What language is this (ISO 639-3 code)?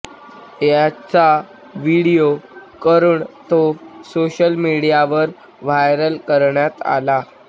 mar